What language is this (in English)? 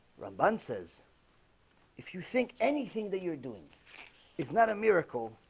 English